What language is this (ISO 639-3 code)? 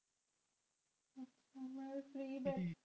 pan